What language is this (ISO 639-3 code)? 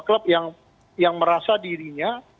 ind